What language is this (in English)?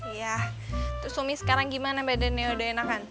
Indonesian